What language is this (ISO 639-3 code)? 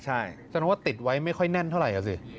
tha